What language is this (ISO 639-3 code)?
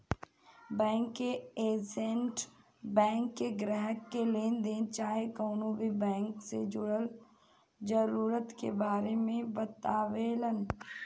bho